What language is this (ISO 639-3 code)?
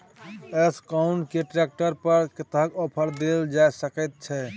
mai